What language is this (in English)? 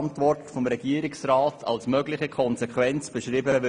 Swiss German